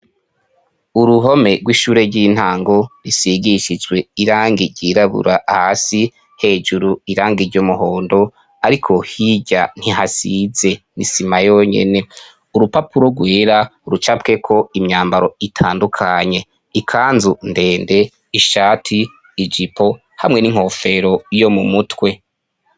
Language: Rundi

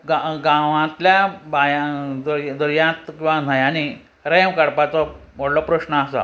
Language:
Konkani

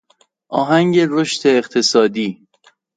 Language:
Persian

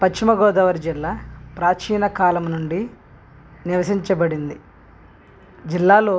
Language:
Telugu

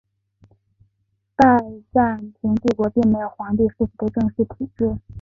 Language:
Chinese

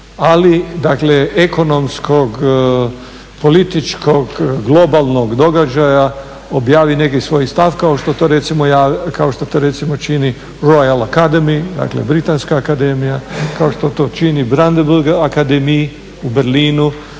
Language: Croatian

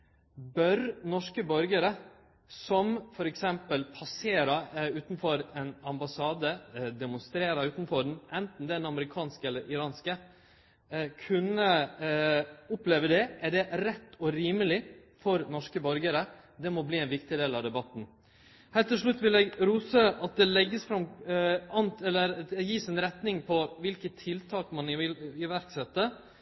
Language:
Norwegian Nynorsk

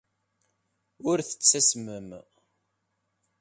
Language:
Kabyle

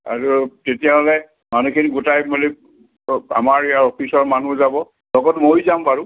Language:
Assamese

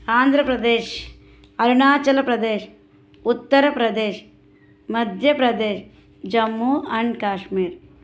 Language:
Telugu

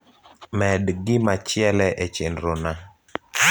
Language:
Luo (Kenya and Tanzania)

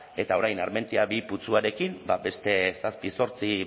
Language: Basque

